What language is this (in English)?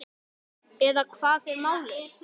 Icelandic